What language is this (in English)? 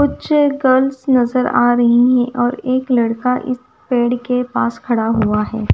Hindi